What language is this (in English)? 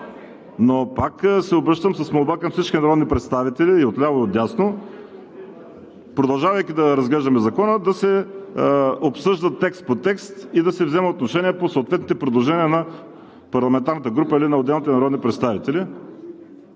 Bulgarian